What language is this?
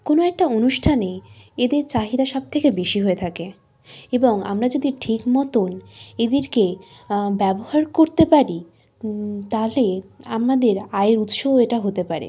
Bangla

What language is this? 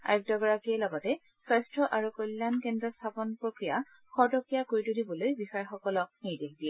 Assamese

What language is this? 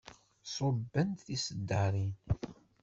Kabyle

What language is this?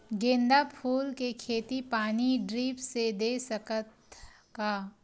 Chhattisgarhi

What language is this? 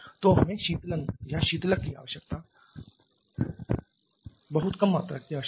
Hindi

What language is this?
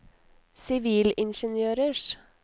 Norwegian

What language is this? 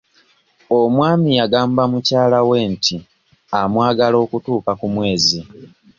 Ganda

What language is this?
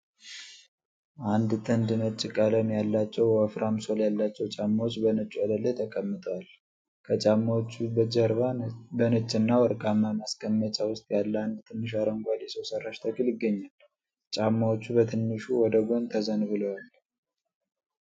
Amharic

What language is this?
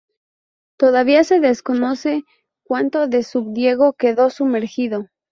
Spanish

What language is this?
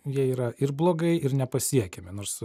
Lithuanian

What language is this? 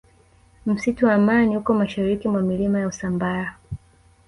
Swahili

